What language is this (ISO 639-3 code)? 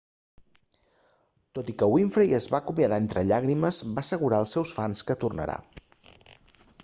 cat